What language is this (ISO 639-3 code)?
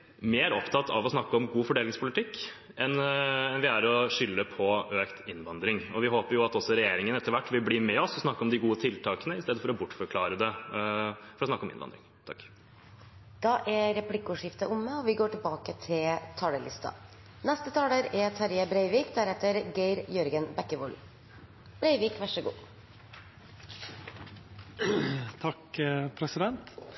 nor